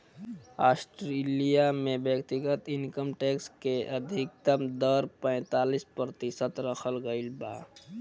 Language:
Bhojpuri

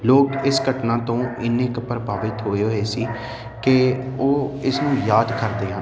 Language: Punjabi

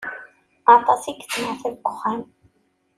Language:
Kabyle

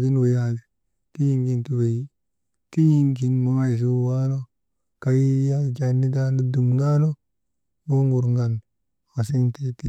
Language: Maba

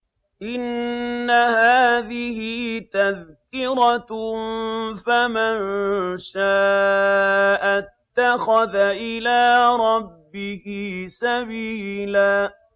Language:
Arabic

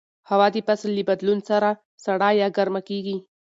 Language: Pashto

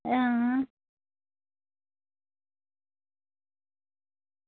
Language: Dogri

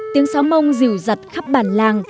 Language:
Vietnamese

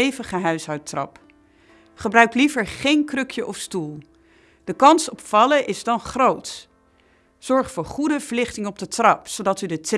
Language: Dutch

